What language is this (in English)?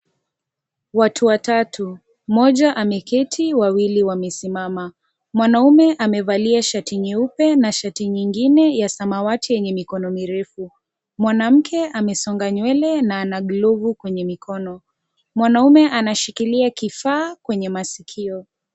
Swahili